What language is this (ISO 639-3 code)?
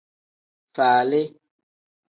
kdh